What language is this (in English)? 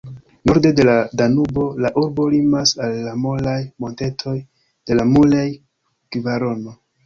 Esperanto